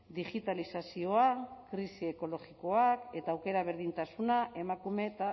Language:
Basque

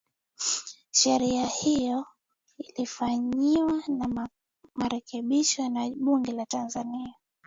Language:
Swahili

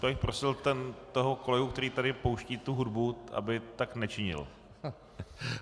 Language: Czech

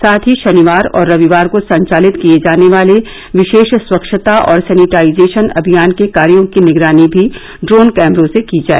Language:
Hindi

